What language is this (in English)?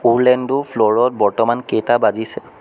Assamese